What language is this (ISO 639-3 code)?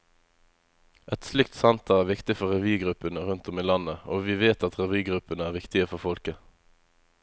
nor